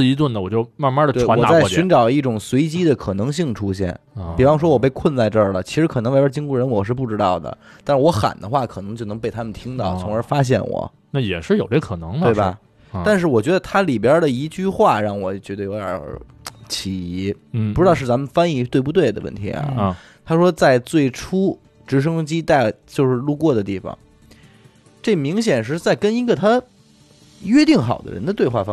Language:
Chinese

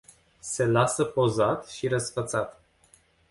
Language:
Romanian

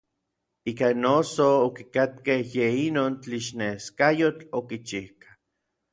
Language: Orizaba Nahuatl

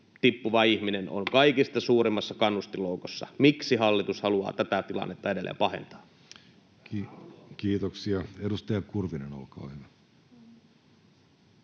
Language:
Finnish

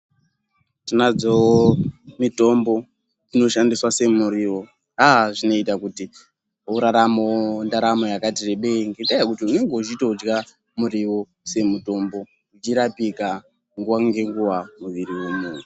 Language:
Ndau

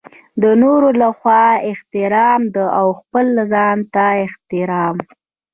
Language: Pashto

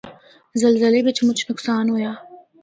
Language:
Northern Hindko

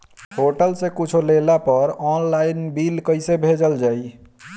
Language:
Bhojpuri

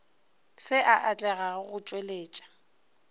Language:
Northern Sotho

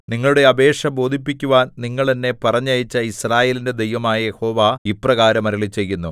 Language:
Malayalam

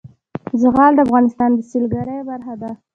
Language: Pashto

